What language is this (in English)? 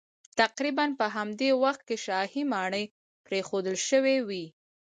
Pashto